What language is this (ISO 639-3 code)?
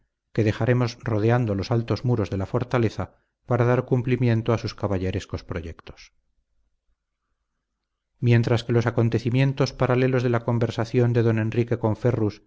spa